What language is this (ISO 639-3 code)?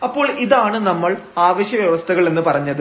mal